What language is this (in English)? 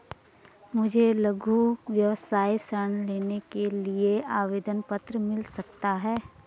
Hindi